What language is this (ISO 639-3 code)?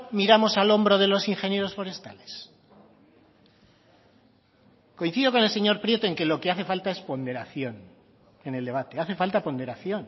spa